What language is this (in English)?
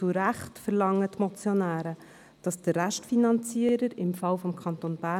Swiss German